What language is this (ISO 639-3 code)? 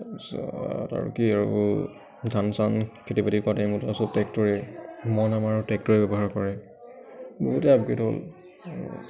asm